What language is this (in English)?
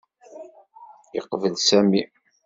Kabyle